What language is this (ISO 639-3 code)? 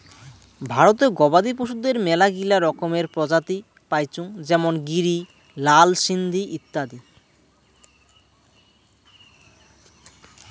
ben